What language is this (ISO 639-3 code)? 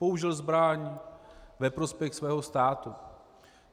ces